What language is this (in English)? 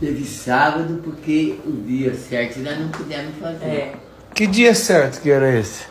Portuguese